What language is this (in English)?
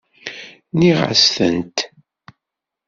Kabyle